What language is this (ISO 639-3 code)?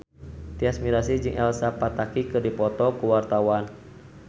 sun